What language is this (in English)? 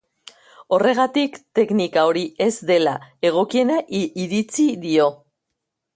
Basque